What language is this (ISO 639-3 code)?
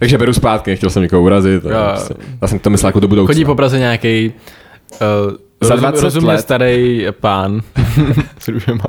ces